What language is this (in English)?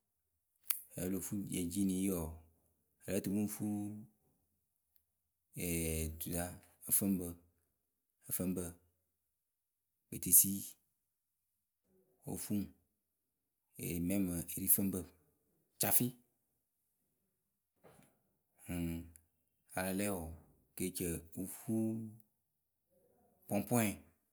Akebu